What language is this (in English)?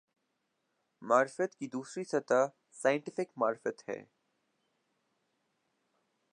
Urdu